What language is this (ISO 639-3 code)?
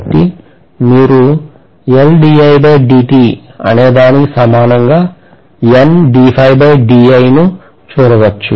tel